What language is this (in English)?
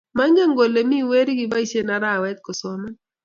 Kalenjin